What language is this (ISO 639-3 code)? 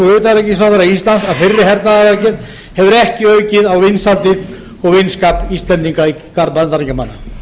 isl